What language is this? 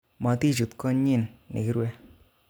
Kalenjin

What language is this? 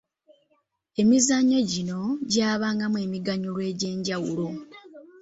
Ganda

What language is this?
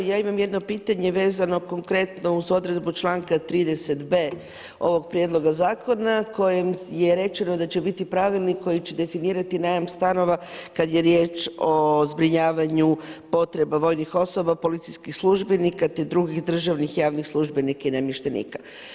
Croatian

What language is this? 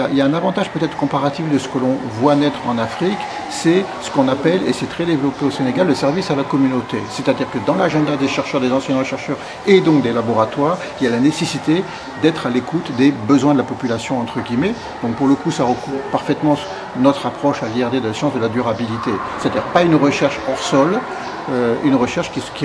French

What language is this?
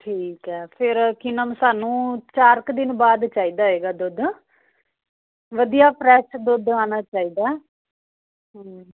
Punjabi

